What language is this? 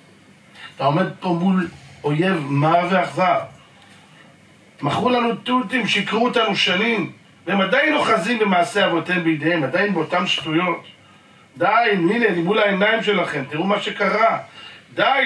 Hebrew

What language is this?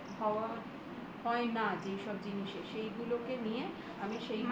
Bangla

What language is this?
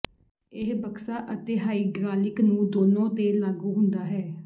Punjabi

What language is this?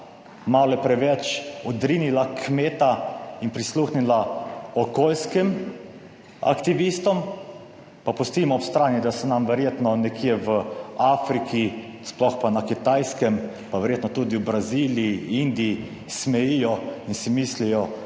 Slovenian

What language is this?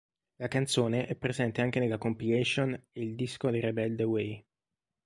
Italian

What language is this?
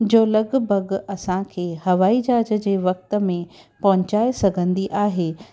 Sindhi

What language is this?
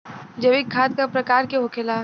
Bhojpuri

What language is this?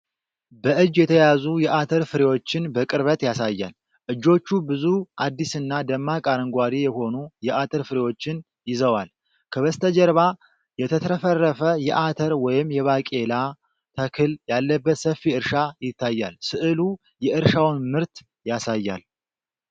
Amharic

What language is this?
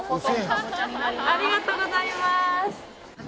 Japanese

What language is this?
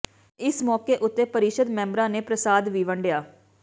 Punjabi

